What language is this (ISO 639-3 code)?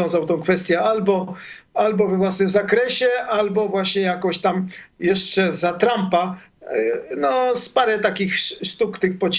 pol